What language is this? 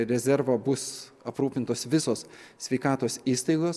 Lithuanian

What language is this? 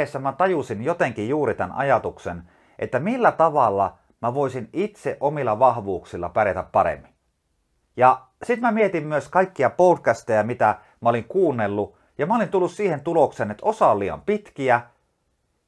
Finnish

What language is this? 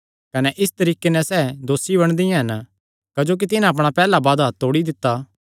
Kangri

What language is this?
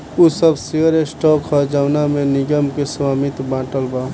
Bhojpuri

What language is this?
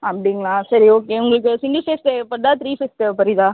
Tamil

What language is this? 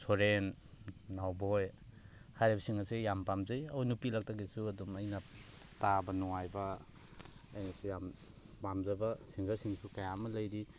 Manipuri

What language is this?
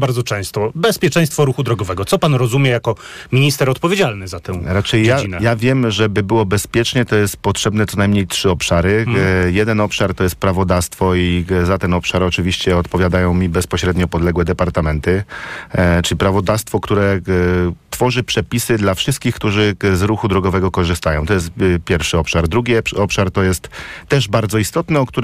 Polish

